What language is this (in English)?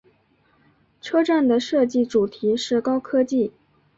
Chinese